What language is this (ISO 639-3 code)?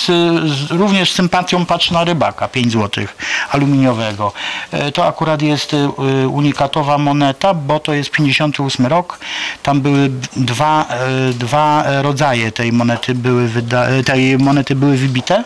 pol